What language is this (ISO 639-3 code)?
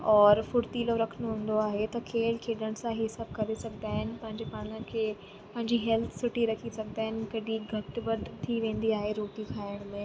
snd